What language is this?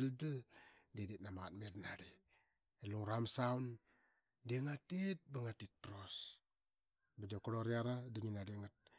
Qaqet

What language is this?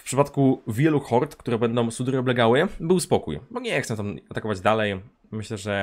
Polish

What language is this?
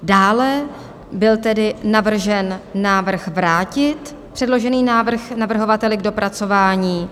Czech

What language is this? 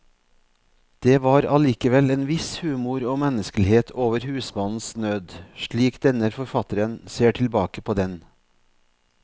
Norwegian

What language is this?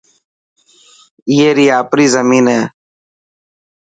Dhatki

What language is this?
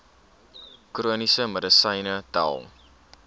Afrikaans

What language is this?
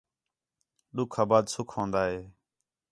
Khetrani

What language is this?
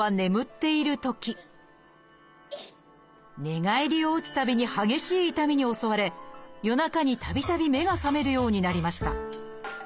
Japanese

